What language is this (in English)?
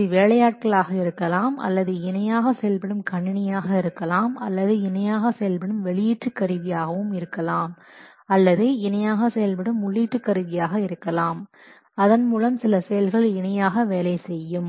Tamil